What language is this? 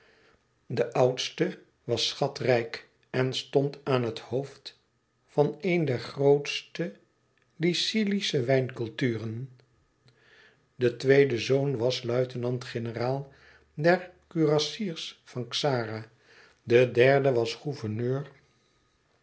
Dutch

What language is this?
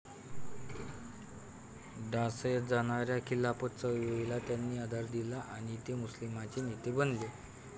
Marathi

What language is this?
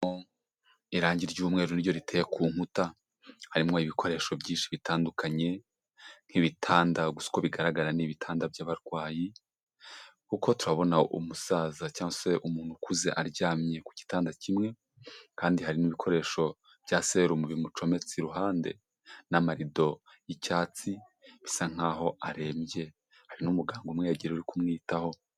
Kinyarwanda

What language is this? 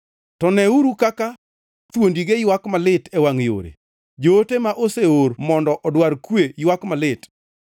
Luo (Kenya and Tanzania)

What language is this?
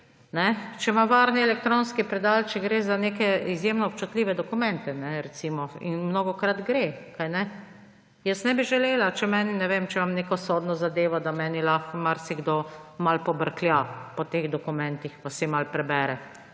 Slovenian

